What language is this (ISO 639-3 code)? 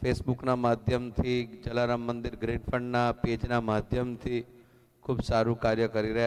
hin